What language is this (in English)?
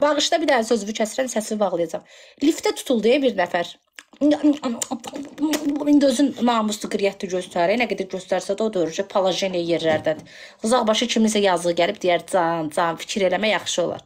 Turkish